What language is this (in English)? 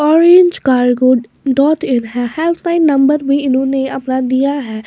Hindi